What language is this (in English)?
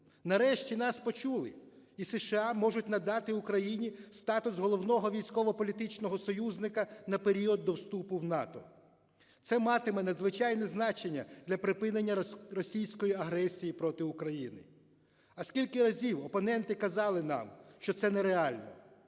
Ukrainian